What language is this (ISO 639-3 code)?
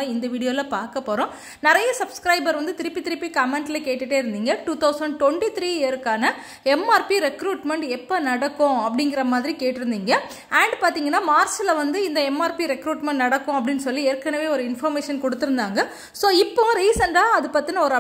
ron